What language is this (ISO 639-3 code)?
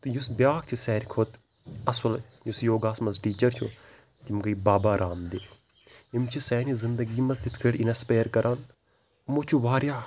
kas